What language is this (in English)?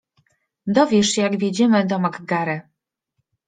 Polish